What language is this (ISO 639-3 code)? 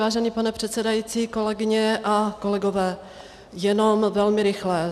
ces